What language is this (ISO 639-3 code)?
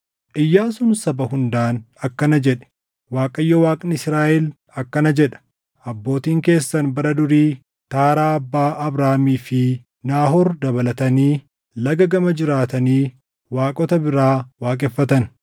orm